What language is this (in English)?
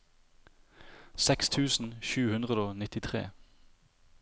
Norwegian